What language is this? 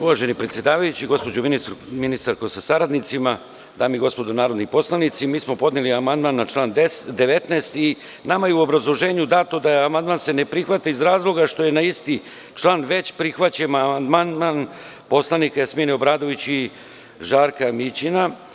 Serbian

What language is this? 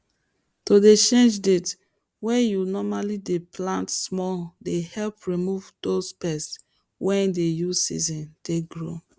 Nigerian Pidgin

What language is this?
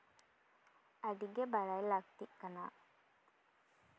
Santali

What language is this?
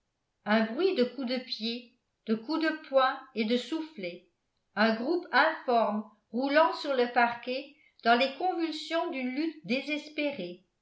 French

